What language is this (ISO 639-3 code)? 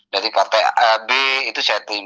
ind